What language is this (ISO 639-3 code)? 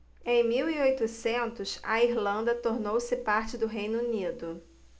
por